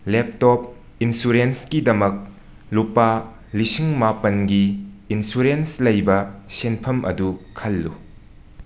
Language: Manipuri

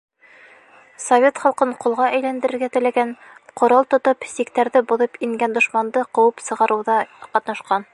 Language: Bashkir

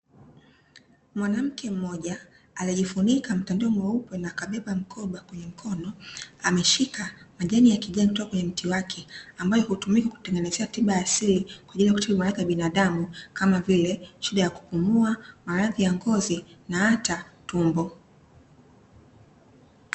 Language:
Swahili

